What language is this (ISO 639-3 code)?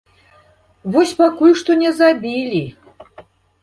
bel